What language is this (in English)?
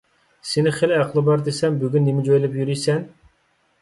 Uyghur